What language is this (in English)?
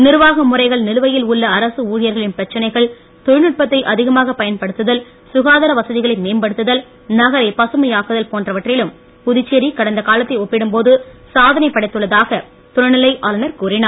Tamil